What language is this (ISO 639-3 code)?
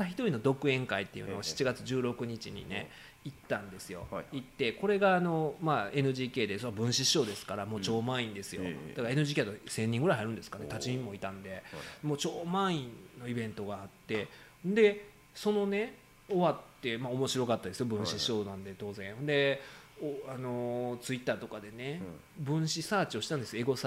jpn